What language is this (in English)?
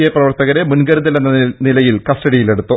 Malayalam